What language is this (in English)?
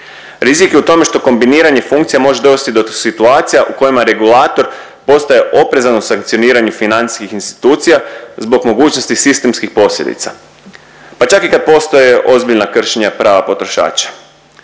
Croatian